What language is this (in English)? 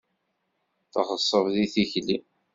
Kabyle